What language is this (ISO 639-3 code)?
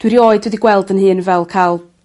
cym